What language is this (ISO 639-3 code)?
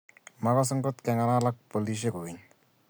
kln